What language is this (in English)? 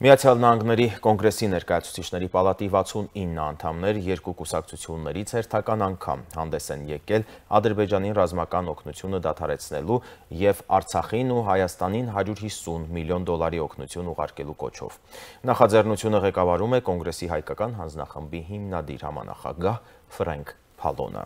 Romanian